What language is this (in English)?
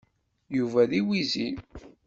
Kabyle